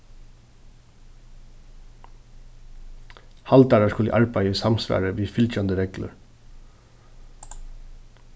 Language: Faroese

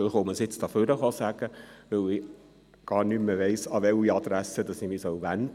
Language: Swiss German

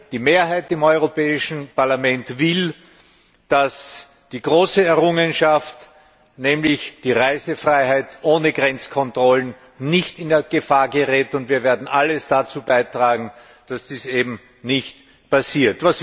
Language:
German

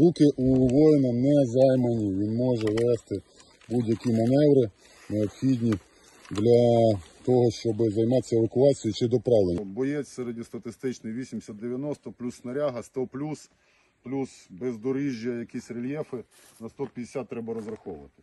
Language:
Ukrainian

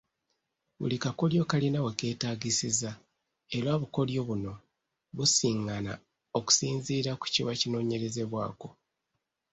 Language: Ganda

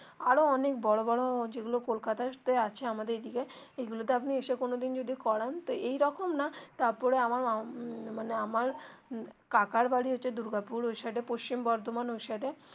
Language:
Bangla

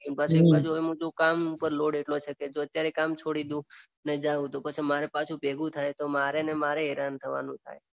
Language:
Gujarati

